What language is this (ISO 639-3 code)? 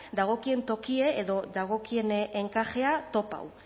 eus